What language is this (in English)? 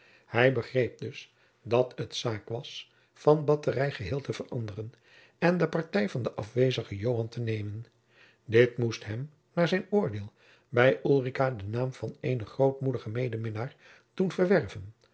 Dutch